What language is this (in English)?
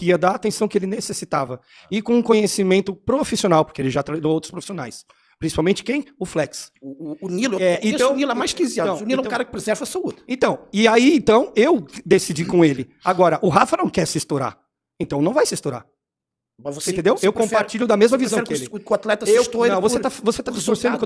Portuguese